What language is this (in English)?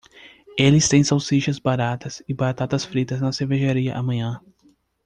Portuguese